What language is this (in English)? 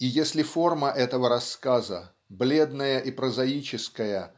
Russian